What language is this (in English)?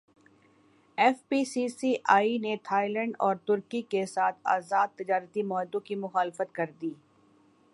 Urdu